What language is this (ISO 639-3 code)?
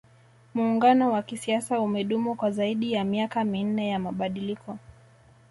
swa